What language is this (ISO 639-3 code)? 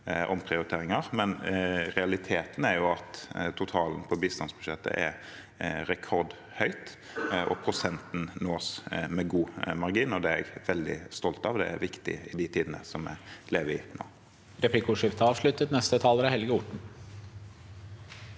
nor